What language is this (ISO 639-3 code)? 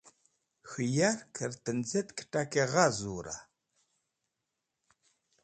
wbl